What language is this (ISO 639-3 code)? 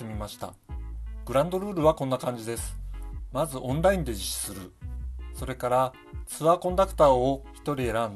jpn